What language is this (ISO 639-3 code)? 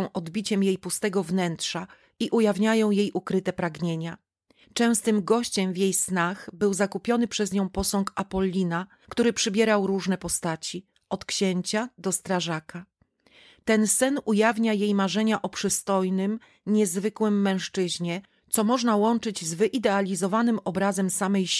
pol